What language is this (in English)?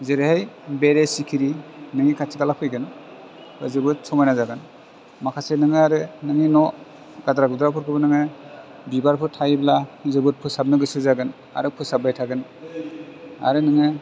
Bodo